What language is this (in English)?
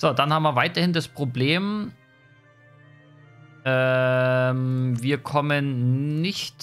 German